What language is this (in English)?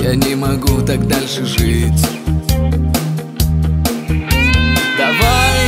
Russian